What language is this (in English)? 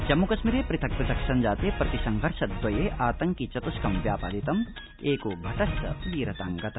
Sanskrit